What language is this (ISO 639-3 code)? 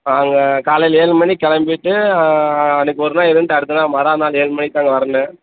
tam